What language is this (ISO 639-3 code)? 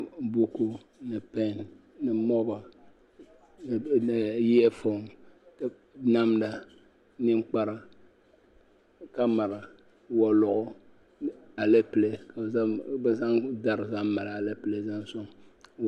dag